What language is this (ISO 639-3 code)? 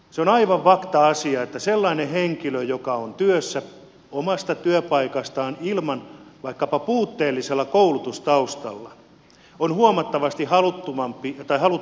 fin